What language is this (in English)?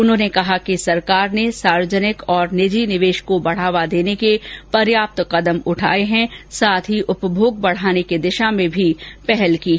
Hindi